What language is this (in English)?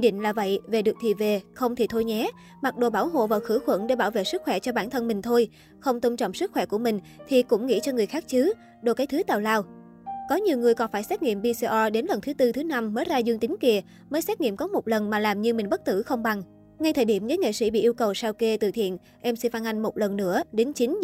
Vietnamese